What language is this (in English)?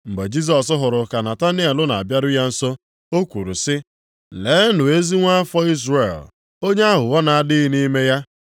Igbo